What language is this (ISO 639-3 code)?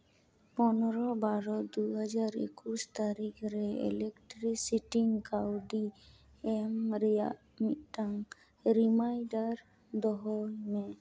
sat